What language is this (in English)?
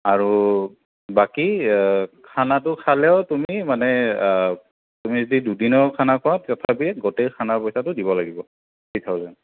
Assamese